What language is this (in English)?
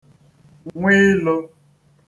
Igbo